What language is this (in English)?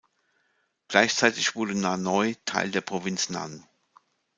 German